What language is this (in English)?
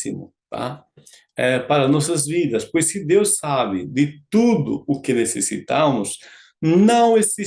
Portuguese